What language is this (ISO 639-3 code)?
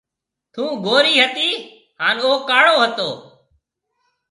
mve